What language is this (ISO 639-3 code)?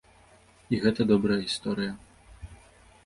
bel